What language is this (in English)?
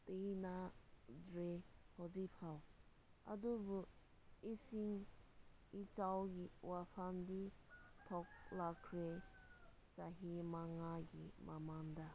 Manipuri